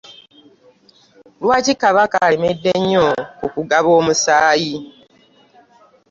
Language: Ganda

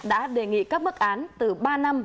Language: Vietnamese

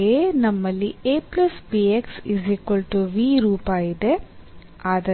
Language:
Kannada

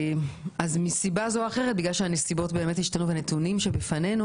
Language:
Hebrew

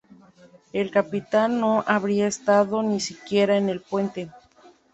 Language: Spanish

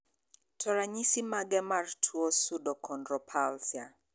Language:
Luo (Kenya and Tanzania)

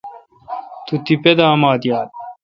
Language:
Kalkoti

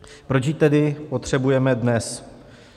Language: Czech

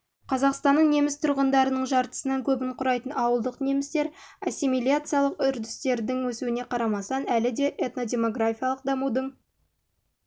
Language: Kazakh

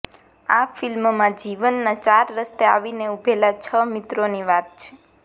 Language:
Gujarati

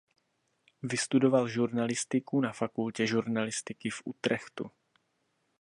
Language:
Czech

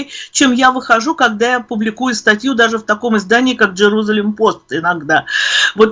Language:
Russian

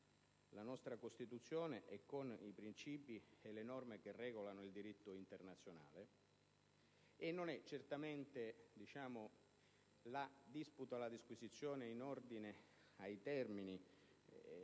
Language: Italian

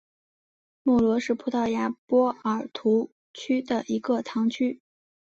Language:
Chinese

